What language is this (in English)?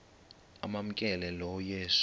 Xhosa